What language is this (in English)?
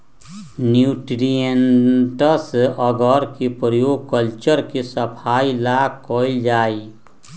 Magahi